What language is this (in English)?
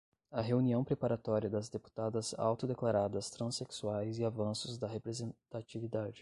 Portuguese